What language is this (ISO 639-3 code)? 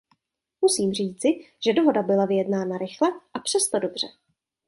ces